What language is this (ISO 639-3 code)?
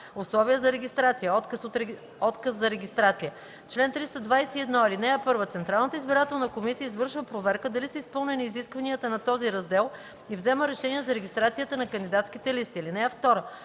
bul